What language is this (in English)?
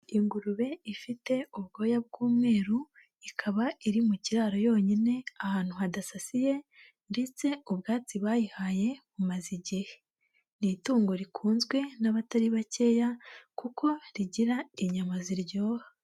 Kinyarwanda